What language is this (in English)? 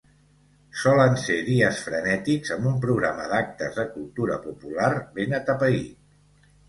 Catalan